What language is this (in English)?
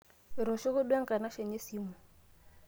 Masai